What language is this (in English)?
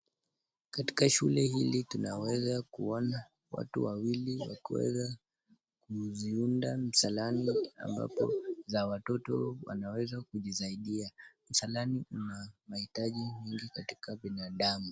Swahili